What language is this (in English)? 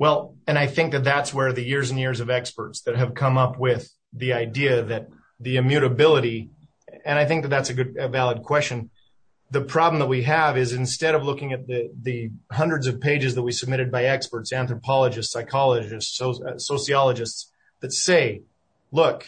English